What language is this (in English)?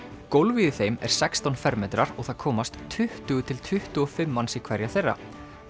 Icelandic